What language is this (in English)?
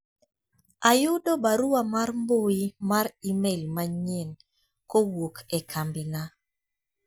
Luo (Kenya and Tanzania)